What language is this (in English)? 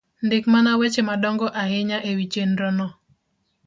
Luo (Kenya and Tanzania)